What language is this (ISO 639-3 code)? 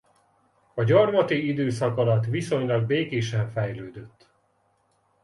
hun